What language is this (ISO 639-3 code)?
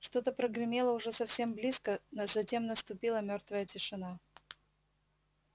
rus